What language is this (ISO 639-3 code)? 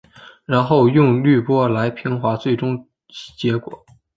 zho